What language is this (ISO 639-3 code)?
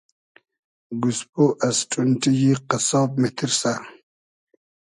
haz